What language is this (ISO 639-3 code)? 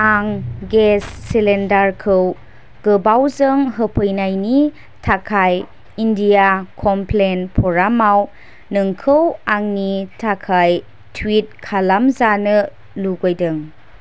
brx